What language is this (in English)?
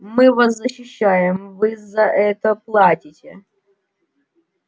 Russian